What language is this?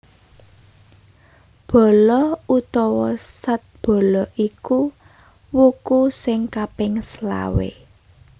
Javanese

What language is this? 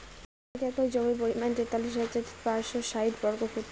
Bangla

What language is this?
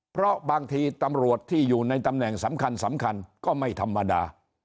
Thai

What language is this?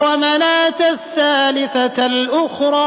Arabic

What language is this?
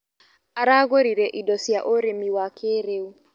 Kikuyu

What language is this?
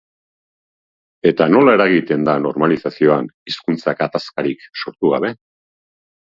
Basque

